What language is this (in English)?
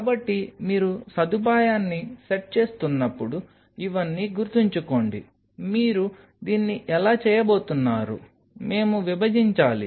Telugu